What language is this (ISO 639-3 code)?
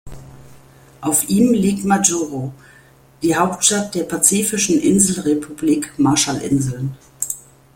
deu